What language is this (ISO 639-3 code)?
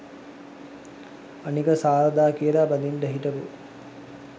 sin